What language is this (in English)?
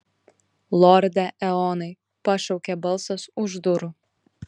Lithuanian